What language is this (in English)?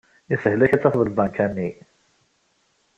Kabyle